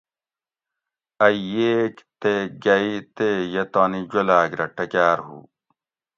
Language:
Gawri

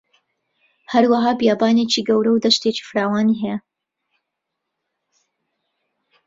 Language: Central Kurdish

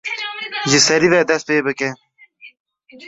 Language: Kurdish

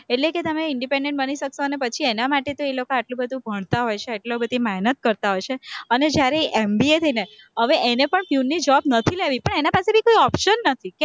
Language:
Gujarati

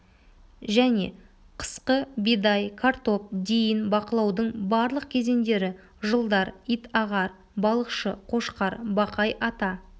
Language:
Kazakh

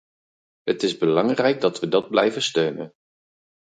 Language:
Dutch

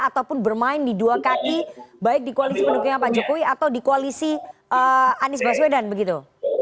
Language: Indonesian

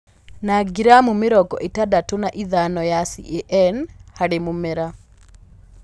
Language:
Kikuyu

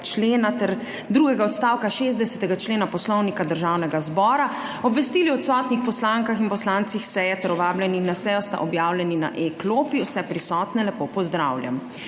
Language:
Slovenian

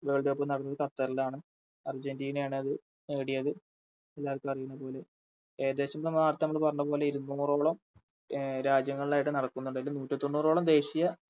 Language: Malayalam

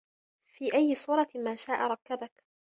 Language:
Arabic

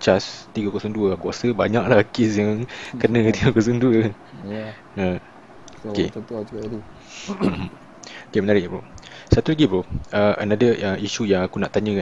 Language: Malay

